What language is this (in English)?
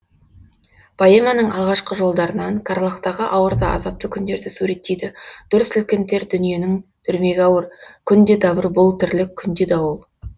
Kazakh